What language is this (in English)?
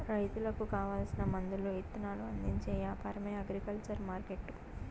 Telugu